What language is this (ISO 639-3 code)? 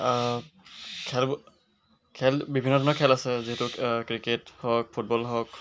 asm